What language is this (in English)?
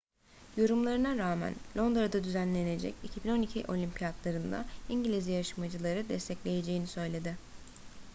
Turkish